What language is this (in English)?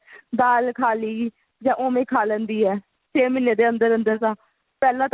Punjabi